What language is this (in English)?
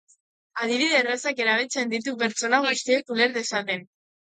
Basque